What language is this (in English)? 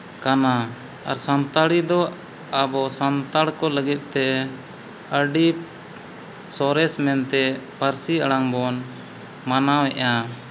Santali